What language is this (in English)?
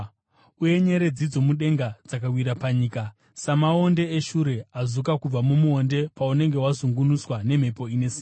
Shona